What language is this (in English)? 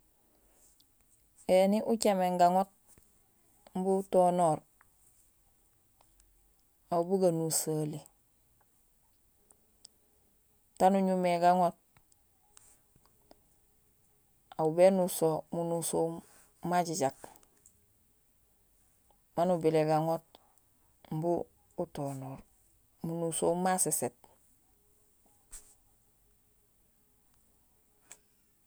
Gusilay